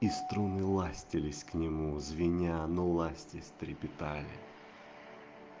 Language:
Russian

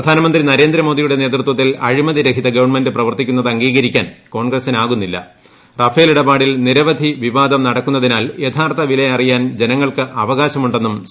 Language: Malayalam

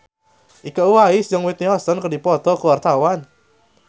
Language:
Sundanese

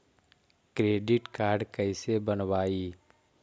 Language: Magahi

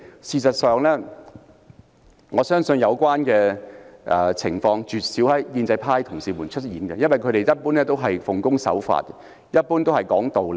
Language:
Cantonese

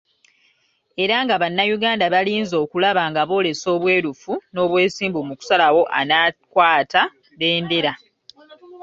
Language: Ganda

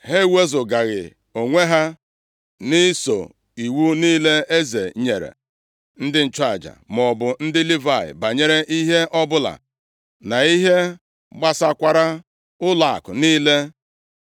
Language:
Igbo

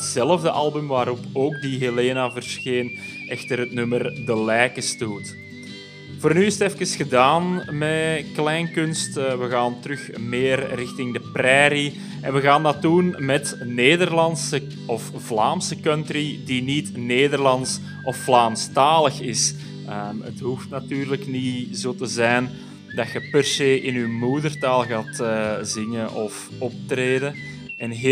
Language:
Dutch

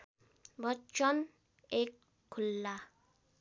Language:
Nepali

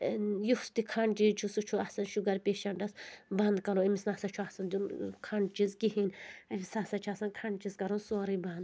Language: Kashmiri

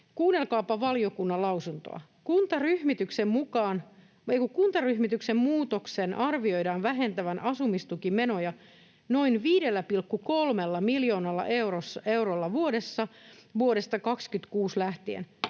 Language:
Finnish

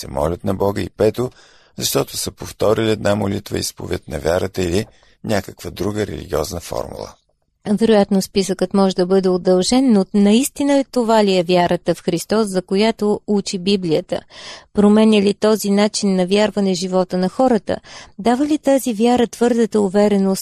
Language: Bulgarian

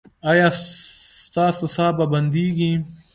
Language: Pashto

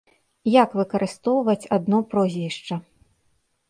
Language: Belarusian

